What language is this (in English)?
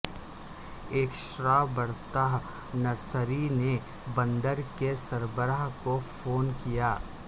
Urdu